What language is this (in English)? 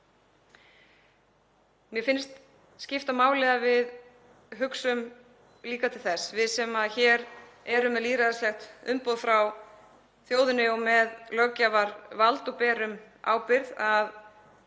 Icelandic